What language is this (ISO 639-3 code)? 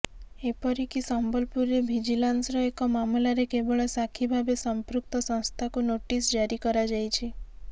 ori